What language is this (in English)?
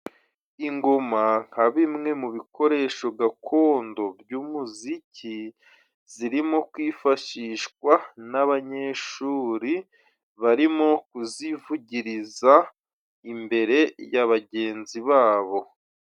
Kinyarwanda